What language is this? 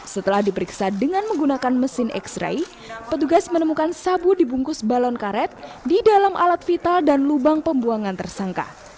Indonesian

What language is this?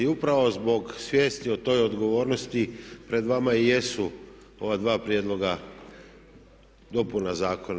Croatian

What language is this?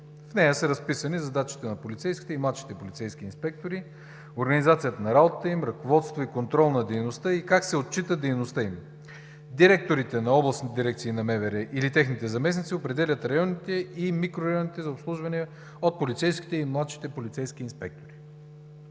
Bulgarian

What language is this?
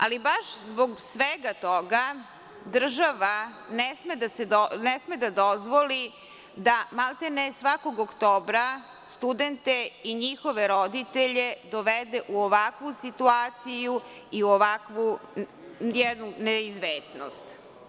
Serbian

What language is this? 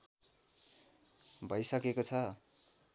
Nepali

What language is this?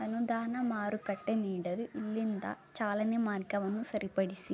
Kannada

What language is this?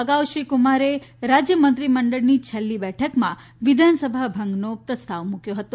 Gujarati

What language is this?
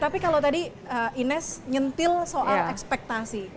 Indonesian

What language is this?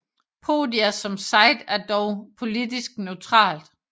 Danish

